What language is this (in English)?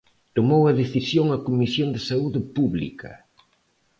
Galician